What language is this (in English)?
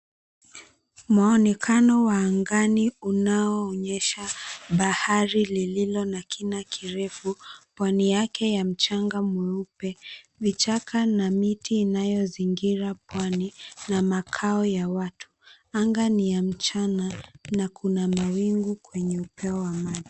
Swahili